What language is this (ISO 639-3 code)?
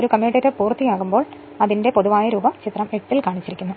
mal